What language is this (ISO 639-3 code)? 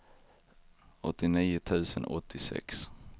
swe